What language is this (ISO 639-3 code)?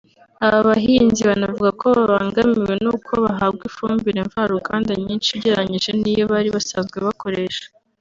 kin